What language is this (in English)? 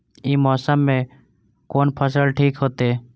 Maithili